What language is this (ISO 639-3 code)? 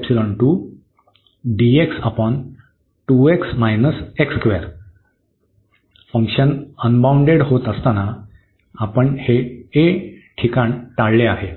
mar